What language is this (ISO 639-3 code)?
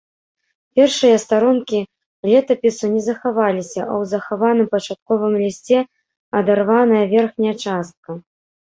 bel